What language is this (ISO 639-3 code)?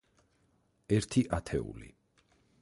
kat